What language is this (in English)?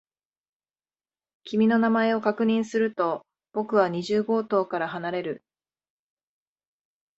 Japanese